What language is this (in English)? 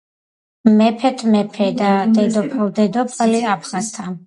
Georgian